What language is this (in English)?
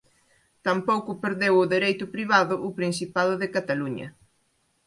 Galician